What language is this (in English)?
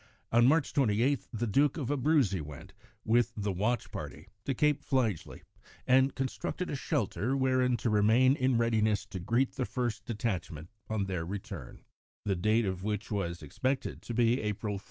English